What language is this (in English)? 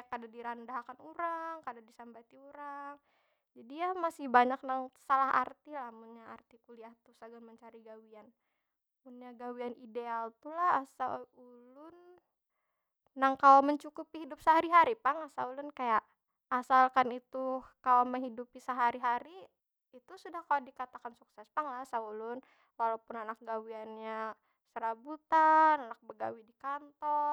Banjar